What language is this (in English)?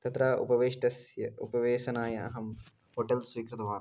Sanskrit